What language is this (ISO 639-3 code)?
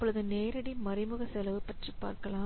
tam